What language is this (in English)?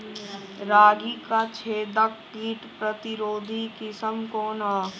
Bhojpuri